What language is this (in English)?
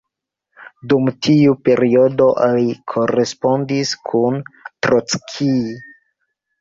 Esperanto